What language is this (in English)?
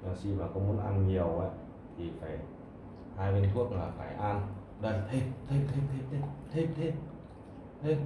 Vietnamese